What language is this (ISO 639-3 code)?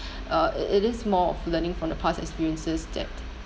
eng